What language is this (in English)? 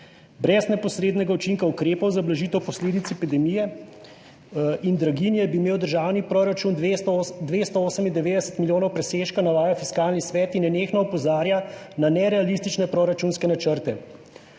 Slovenian